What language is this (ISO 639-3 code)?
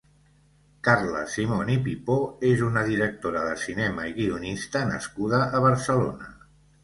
cat